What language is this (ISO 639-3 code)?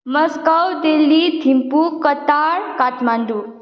nep